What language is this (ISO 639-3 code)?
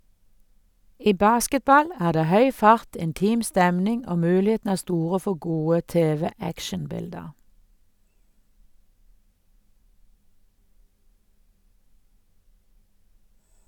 nor